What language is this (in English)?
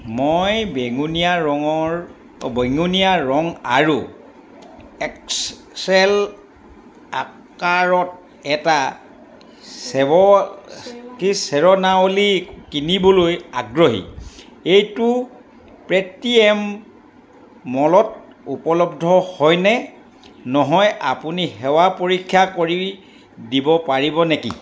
Assamese